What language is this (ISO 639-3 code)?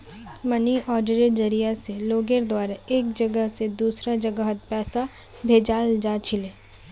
mag